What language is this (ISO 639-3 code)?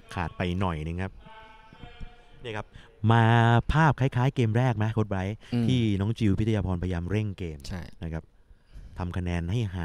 tha